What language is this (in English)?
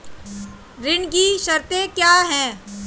Hindi